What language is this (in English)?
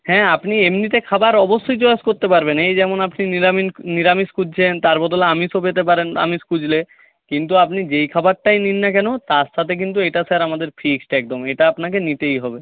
Bangla